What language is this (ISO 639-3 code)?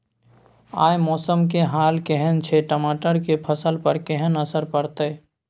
mai